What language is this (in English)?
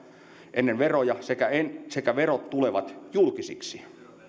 Finnish